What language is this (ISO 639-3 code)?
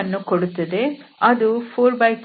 kan